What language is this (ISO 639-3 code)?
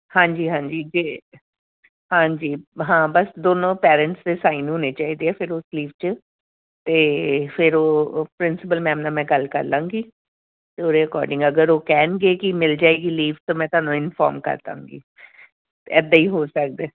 pan